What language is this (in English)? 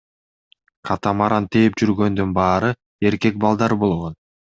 Kyrgyz